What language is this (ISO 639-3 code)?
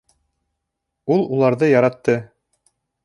bak